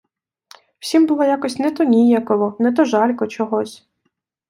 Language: Ukrainian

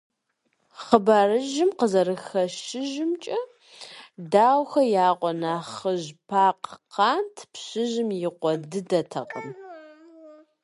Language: Kabardian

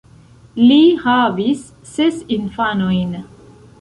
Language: Esperanto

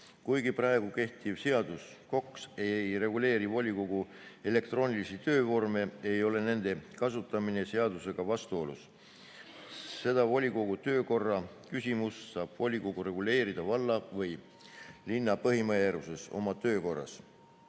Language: Estonian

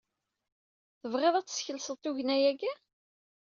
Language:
Kabyle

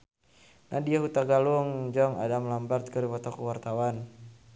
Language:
Sundanese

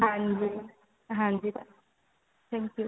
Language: Punjabi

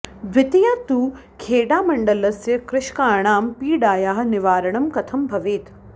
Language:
Sanskrit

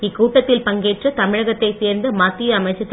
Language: Tamil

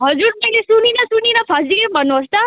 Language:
Nepali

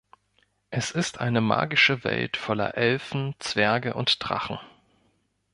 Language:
German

